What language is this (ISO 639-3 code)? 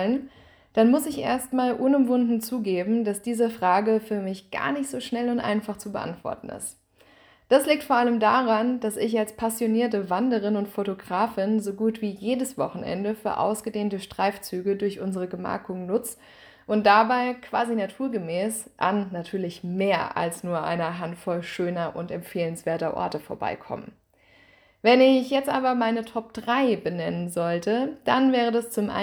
deu